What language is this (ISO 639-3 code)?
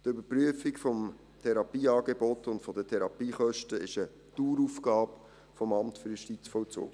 gsw